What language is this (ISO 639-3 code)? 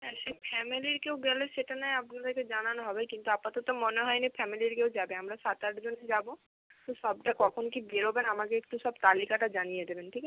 ben